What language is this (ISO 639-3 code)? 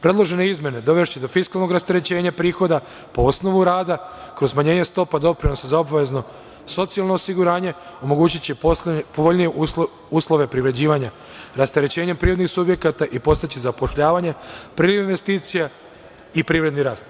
srp